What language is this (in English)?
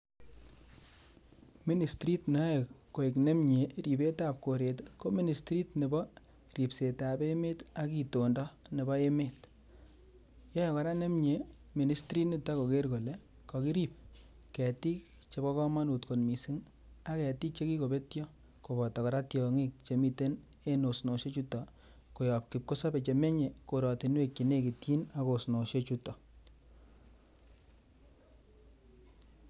Kalenjin